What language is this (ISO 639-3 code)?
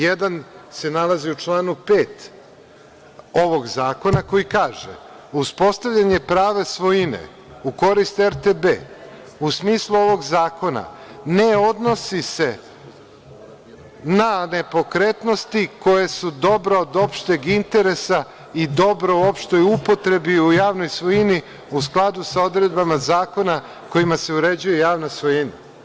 srp